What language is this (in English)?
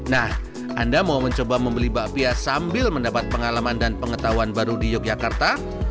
Indonesian